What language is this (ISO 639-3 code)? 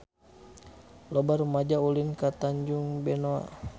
sun